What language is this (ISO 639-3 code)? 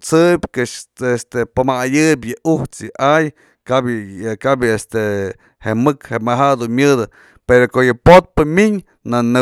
mzl